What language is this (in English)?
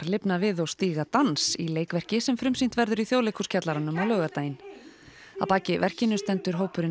Icelandic